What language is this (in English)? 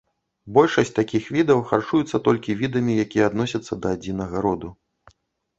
Belarusian